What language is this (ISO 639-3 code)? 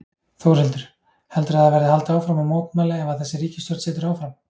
isl